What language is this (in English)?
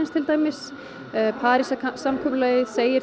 Icelandic